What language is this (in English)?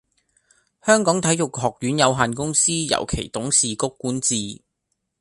Cantonese